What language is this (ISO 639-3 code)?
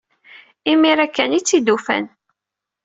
kab